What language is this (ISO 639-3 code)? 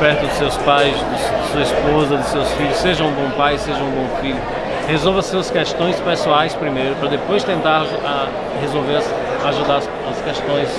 por